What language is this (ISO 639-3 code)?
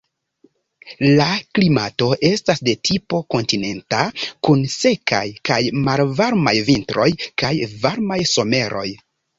epo